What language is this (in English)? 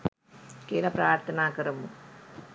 Sinhala